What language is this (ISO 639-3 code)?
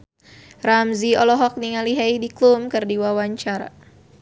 sun